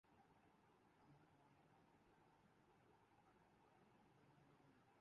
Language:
Urdu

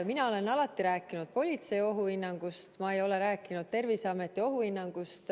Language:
Estonian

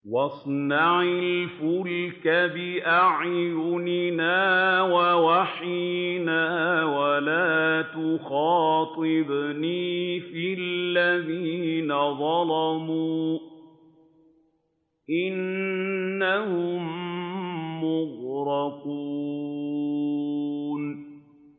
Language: Arabic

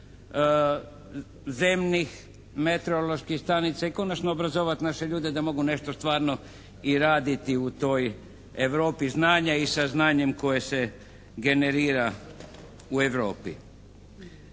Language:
Croatian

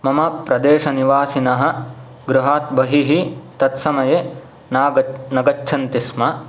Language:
Sanskrit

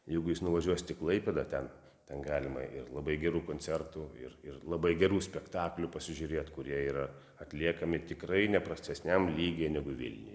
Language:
Lithuanian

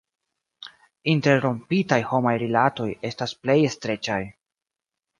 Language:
Esperanto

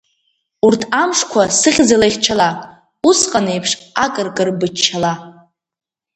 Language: Abkhazian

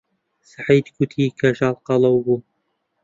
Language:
Central Kurdish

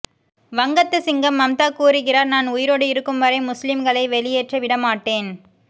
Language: Tamil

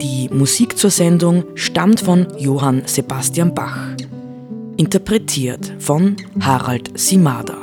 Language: German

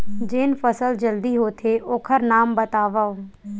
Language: Chhattisgarhi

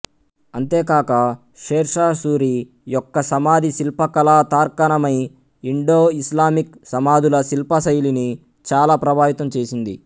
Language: Telugu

